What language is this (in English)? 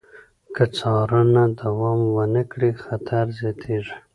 Pashto